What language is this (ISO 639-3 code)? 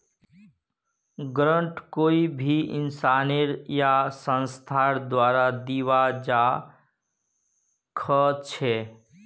mag